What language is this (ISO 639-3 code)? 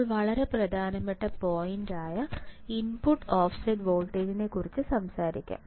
mal